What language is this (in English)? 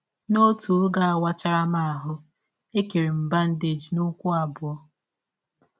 Igbo